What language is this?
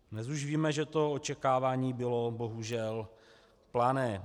Czech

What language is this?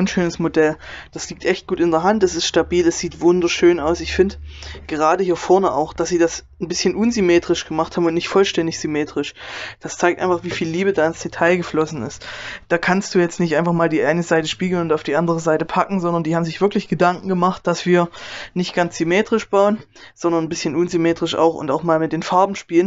German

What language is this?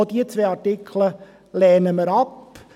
Swiss German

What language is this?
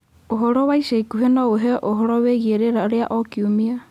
Kikuyu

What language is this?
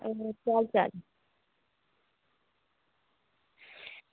Dogri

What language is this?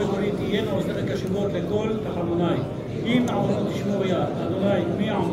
Hebrew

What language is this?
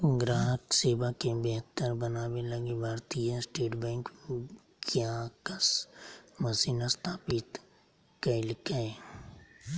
Magahi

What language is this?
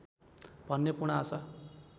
Nepali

